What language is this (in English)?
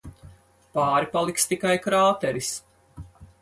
Latvian